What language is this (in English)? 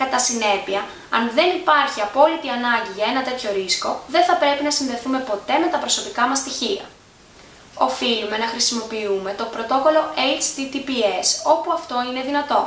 Greek